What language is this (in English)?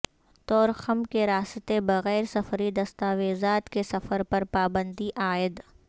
Urdu